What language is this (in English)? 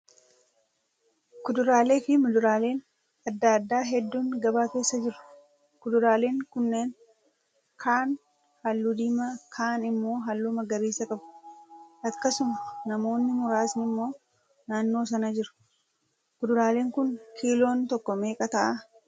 Oromo